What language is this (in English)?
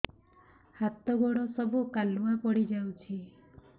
Odia